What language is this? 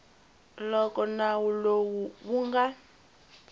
Tsonga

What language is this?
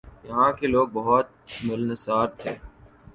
Urdu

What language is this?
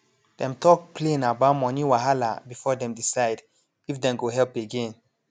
Nigerian Pidgin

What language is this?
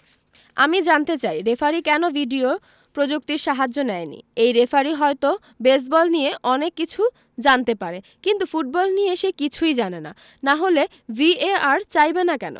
Bangla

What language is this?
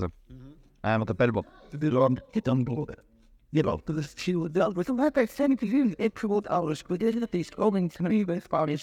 Hebrew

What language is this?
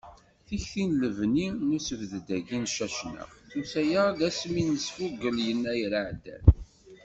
Kabyle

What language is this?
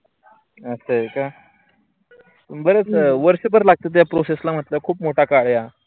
Marathi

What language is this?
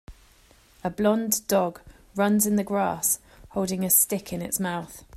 English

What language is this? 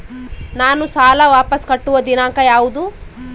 Kannada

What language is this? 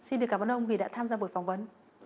Vietnamese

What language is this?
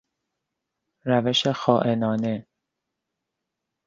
Persian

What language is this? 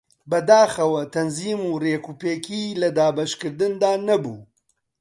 Central Kurdish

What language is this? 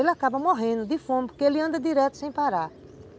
Portuguese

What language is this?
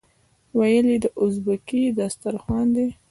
Pashto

